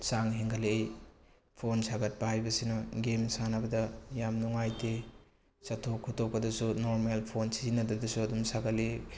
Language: Manipuri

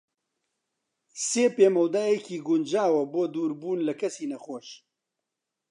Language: Central Kurdish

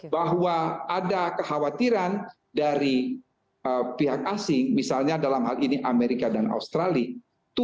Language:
Indonesian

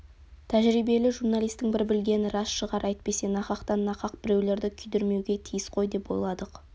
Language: Kazakh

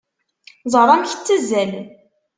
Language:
Kabyle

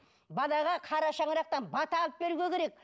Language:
Kazakh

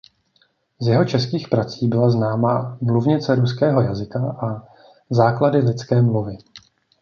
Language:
Czech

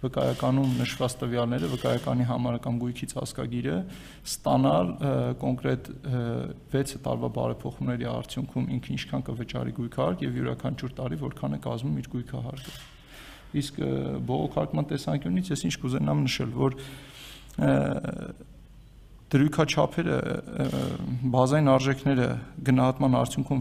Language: Turkish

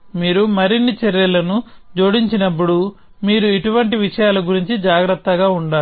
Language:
Telugu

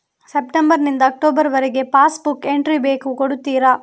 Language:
Kannada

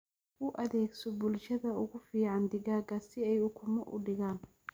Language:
Somali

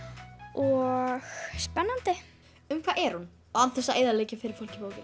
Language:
Icelandic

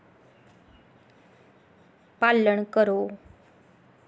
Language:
Dogri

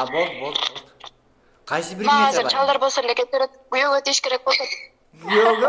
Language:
Kyrgyz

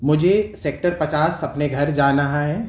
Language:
Urdu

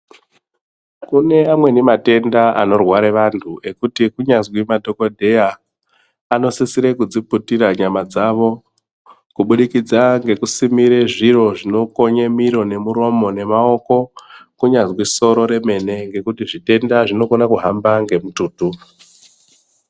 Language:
Ndau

